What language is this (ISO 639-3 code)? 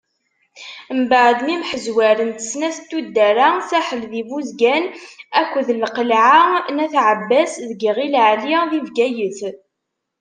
kab